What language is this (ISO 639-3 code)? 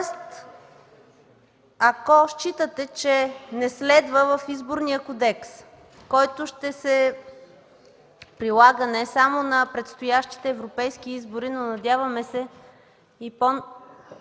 bul